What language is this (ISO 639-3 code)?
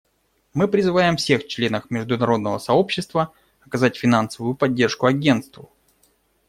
rus